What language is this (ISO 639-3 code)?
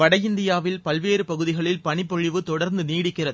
tam